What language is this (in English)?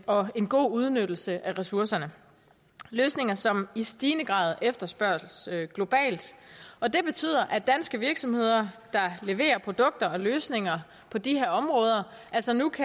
Danish